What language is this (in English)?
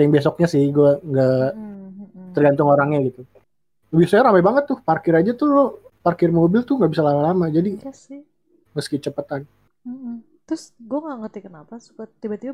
Indonesian